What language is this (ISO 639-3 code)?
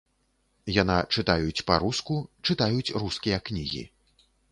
bel